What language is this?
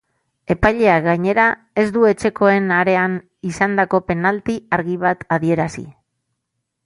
Basque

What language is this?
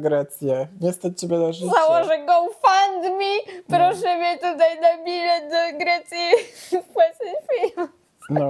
Polish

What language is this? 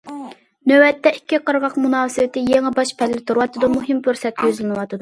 Uyghur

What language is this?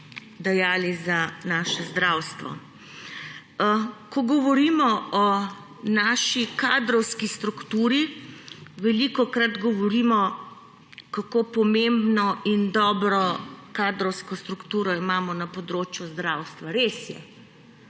Slovenian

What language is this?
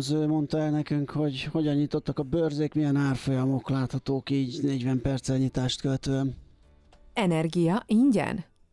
Hungarian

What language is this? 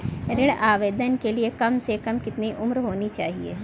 Hindi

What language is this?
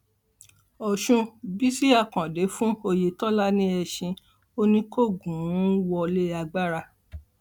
Yoruba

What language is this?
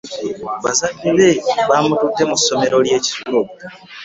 Ganda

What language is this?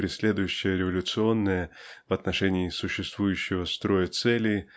Russian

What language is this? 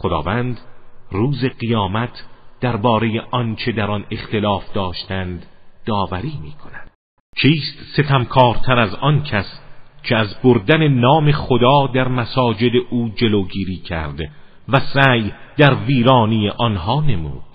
Persian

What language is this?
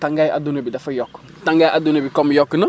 Wolof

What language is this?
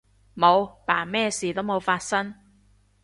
Cantonese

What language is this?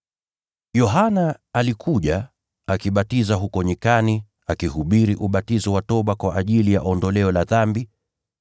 Swahili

